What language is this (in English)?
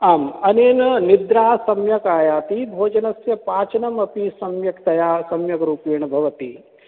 Sanskrit